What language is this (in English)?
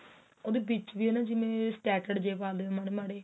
Punjabi